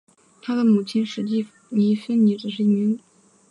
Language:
Chinese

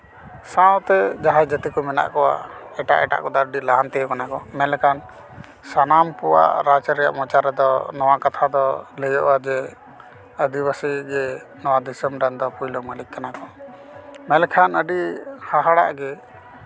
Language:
Santali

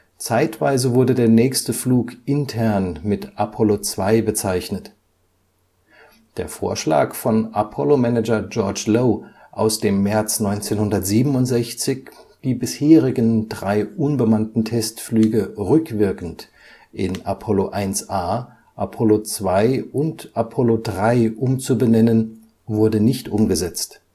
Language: German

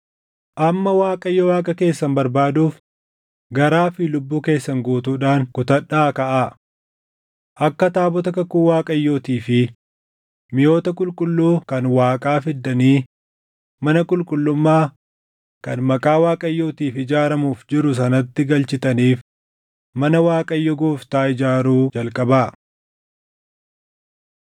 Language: Oromo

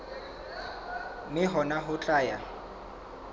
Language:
Southern Sotho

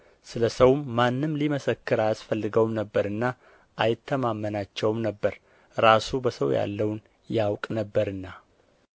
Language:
Amharic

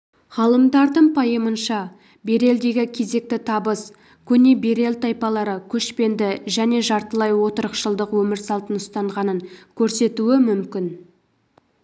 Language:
Kazakh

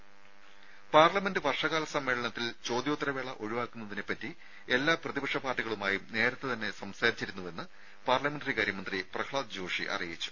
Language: Malayalam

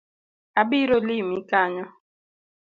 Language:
Luo (Kenya and Tanzania)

